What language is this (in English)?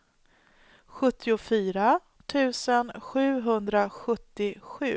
Swedish